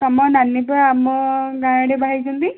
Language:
Odia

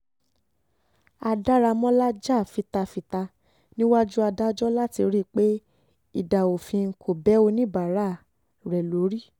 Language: Yoruba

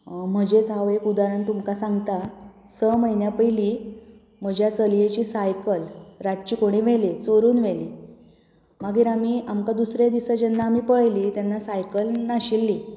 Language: Konkani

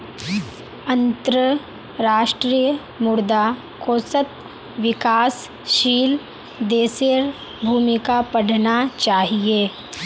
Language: Magahi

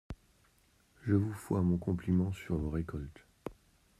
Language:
French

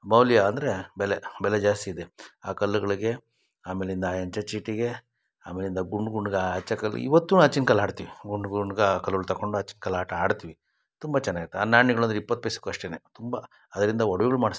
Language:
Kannada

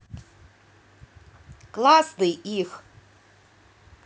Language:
Russian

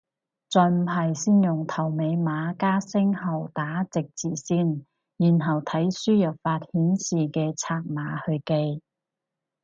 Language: Cantonese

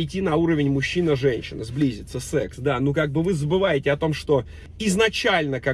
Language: Russian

